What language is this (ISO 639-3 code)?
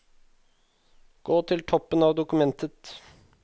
nor